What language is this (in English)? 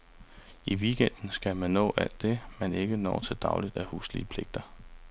Danish